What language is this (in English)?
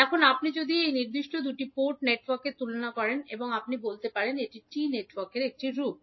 Bangla